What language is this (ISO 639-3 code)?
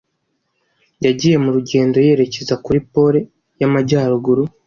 kin